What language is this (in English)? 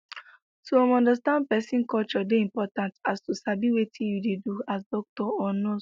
Nigerian Pidgin